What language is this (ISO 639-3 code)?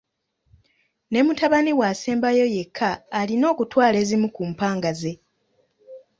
lug